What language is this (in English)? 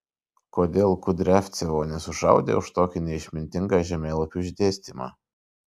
Lithuanian